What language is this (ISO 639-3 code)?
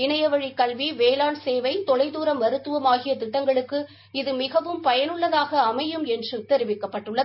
tam